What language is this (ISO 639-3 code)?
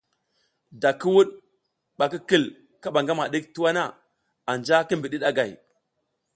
giz